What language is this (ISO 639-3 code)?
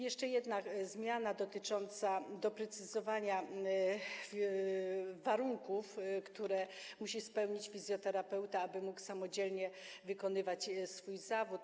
pol